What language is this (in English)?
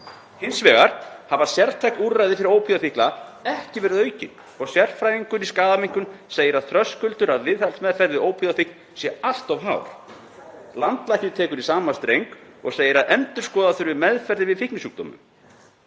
Icelandic